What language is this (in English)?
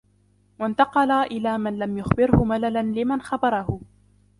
Arabic